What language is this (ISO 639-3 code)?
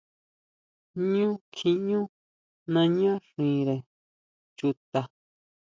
mau